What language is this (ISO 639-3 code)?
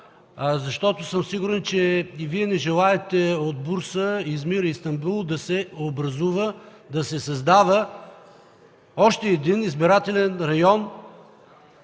bul